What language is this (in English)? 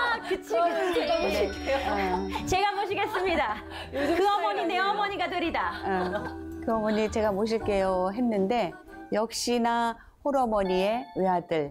Korean